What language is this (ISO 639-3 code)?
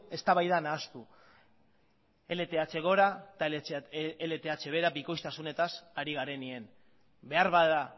eus